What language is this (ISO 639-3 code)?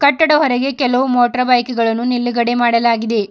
kan